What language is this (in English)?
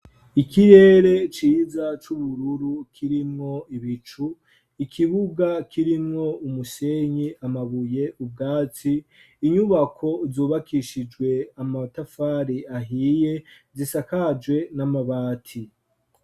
Rundi